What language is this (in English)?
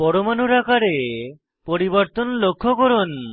Bangla